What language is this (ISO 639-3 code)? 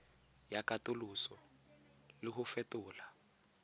tsn